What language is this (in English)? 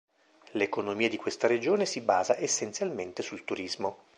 Italian